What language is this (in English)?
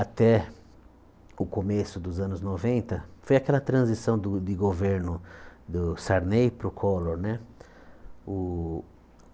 Portuguese